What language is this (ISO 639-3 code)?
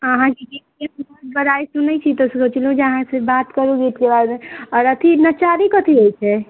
mai